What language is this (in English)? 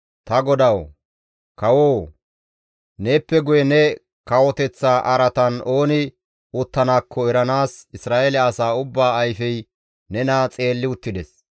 Gamo